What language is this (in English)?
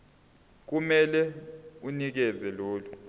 Zulu